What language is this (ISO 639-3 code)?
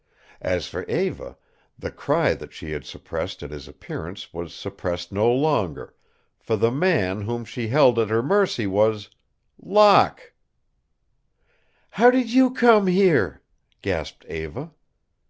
eng